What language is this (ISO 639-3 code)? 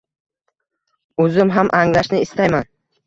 uzb